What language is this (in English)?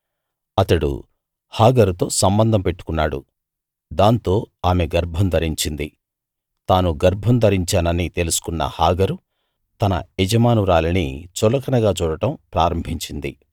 Telugu